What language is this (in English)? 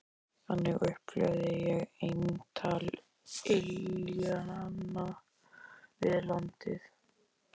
Icelandic